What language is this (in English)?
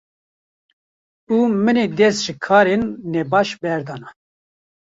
Kurdish